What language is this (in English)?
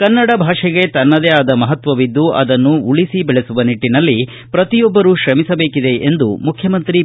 Kannada